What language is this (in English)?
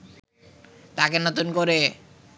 Bangla